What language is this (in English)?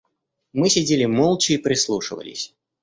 Russian